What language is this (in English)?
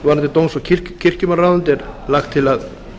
Icelandic